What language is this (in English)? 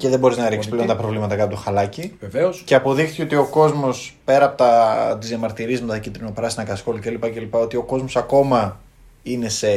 Greek